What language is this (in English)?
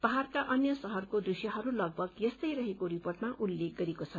Nepali